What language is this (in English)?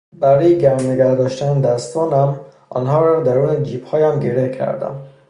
Persian